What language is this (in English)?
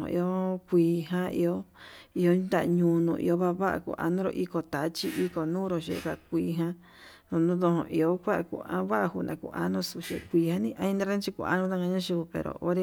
Yutanduchi Mixtec